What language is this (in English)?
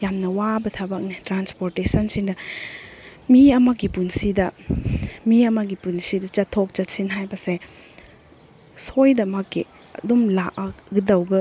Manipuri